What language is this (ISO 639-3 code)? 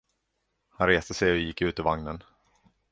swe